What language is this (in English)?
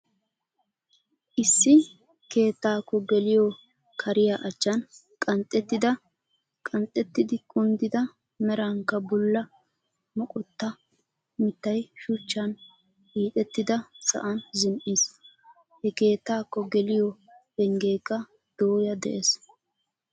Wolaytta